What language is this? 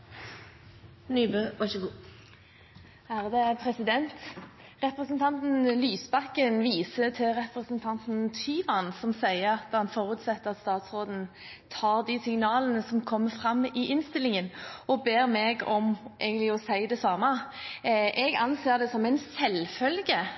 Norwegian Bokmål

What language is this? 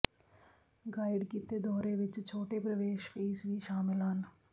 Punjabi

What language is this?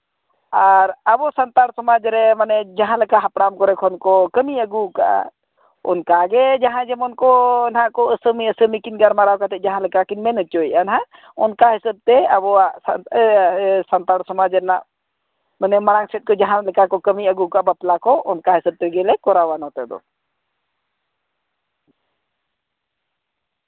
Santali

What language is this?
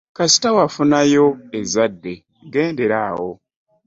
Ganda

